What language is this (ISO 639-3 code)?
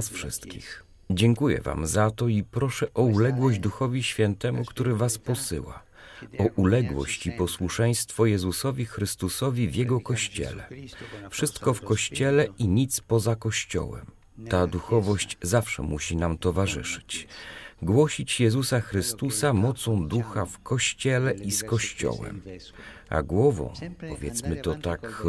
pol